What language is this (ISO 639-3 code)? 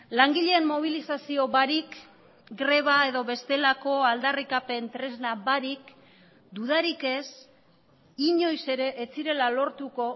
eus